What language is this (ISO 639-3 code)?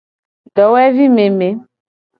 gej